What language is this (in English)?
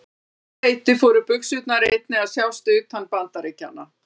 Icelandic